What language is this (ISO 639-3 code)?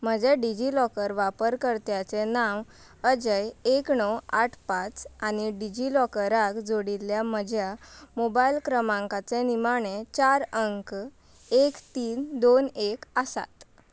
kok